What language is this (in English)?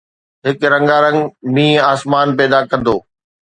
Sindhi